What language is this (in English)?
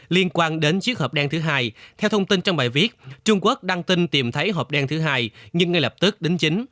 Vietnamese